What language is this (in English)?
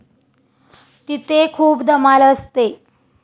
Marathi